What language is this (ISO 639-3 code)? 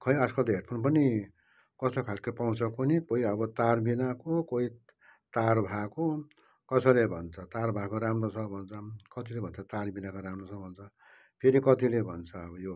nep